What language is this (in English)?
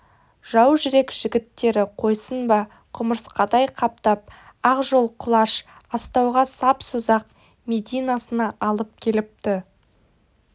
Kazakh